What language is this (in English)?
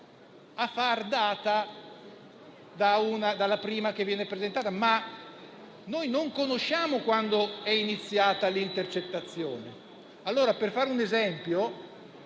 Italian